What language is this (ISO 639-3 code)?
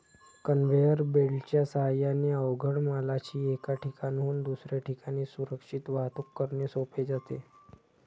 mar